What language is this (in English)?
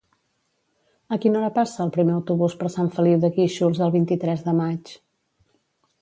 Catalan